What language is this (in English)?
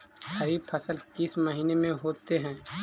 Magahi